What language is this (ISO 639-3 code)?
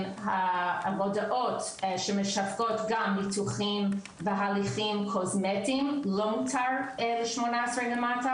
heb